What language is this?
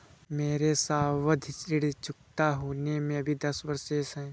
Hindi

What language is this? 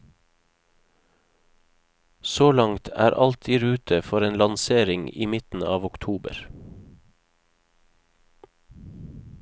Norwegian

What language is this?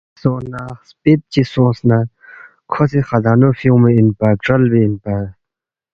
Balti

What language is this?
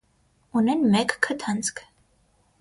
Armenian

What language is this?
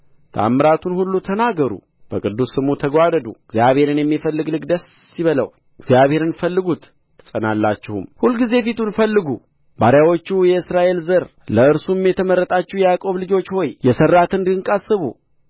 Amharic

